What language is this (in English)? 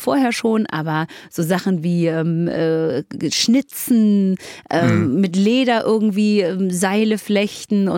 German